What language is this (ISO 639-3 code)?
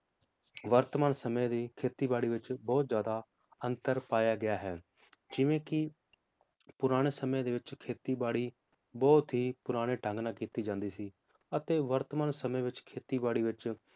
pan